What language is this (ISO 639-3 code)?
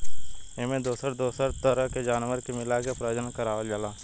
bho